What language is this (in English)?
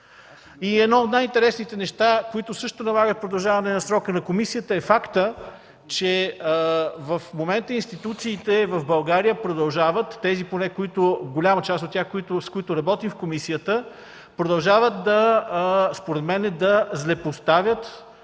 Bulgarian